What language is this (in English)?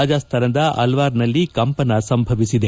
Kannada